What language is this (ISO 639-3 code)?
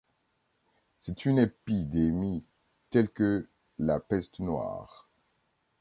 fra